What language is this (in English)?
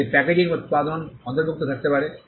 Bangla